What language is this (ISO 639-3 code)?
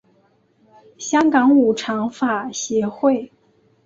zho